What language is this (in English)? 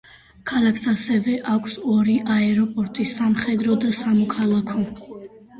Georgian